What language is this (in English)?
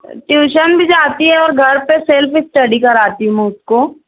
Urdu